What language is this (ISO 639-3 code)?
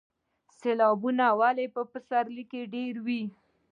pus